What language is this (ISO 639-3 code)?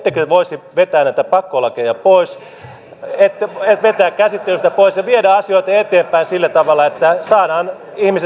fin